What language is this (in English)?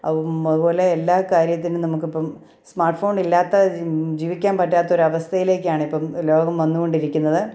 Malayalam